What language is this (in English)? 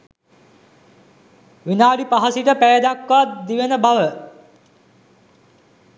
Sinhala